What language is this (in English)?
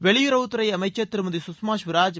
Tamil